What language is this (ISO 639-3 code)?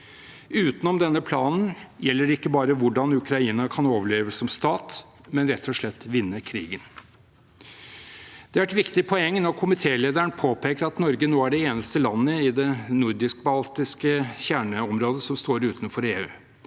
nor